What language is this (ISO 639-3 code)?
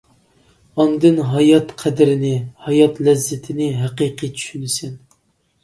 uig